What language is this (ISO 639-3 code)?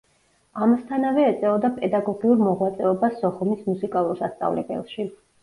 kat